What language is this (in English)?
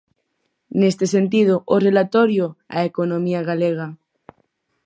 Galician